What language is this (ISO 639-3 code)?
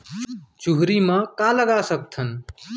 hne